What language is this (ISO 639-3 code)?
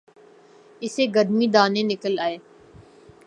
urd